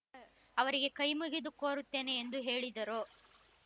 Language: Kannada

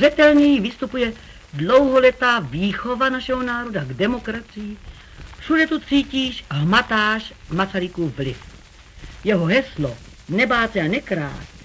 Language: Czech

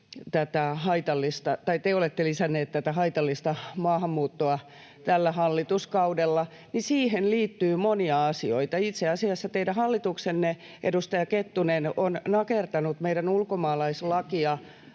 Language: Finnish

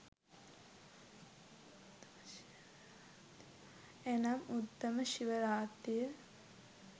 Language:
Sinhala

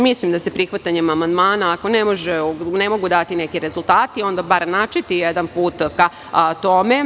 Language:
Serbian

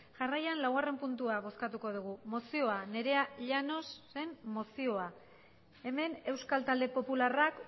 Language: Basque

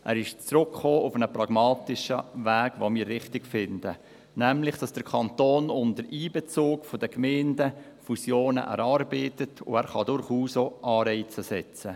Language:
Swiss German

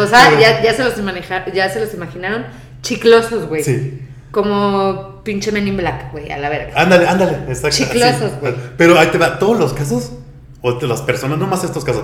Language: Spanish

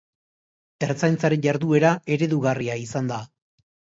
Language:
Basque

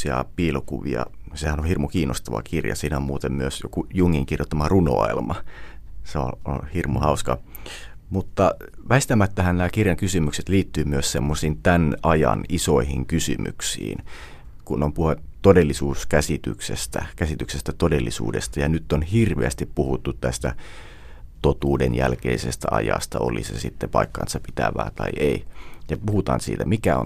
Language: Finnish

